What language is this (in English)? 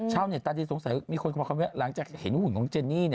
Thai